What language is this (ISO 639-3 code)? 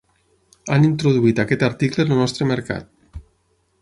cat